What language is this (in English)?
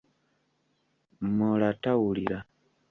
Ganda